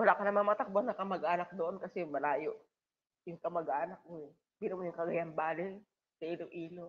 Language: Filipino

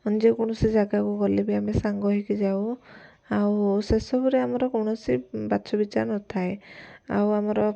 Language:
Odia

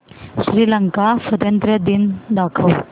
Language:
Marathi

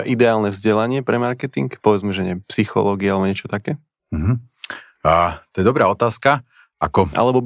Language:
Slovak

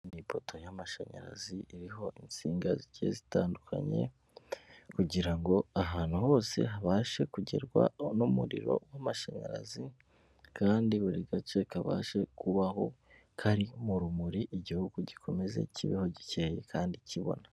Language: Kinyarwanda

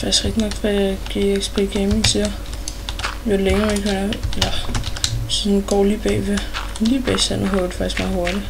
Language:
Danish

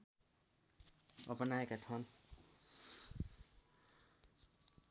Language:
Nepali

